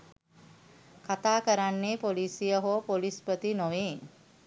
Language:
Sinhala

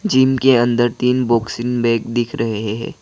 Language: Hindi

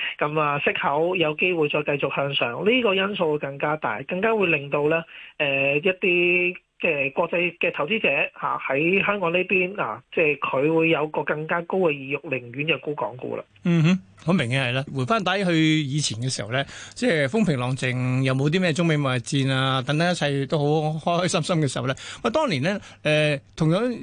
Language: Chinese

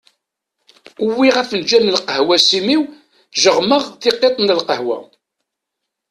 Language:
Kabyle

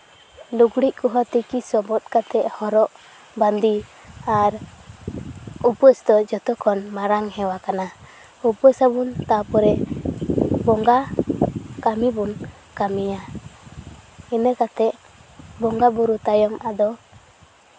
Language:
Santali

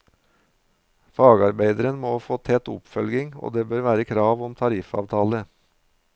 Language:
Norwegian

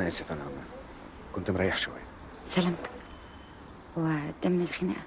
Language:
Arabic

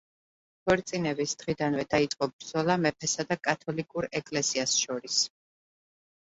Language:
Georgian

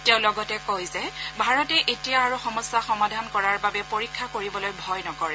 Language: Assamese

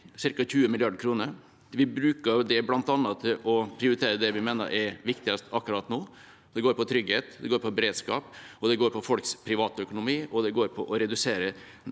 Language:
Norwegian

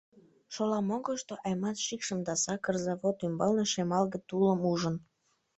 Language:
Mari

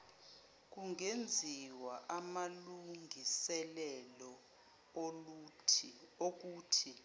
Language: Zulu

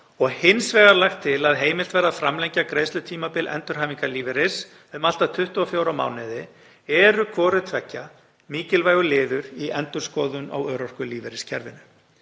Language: Icelandic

